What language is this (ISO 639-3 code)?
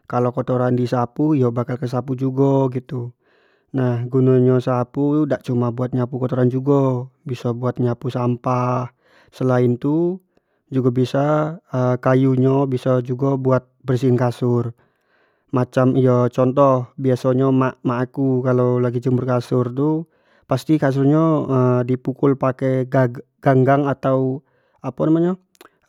jax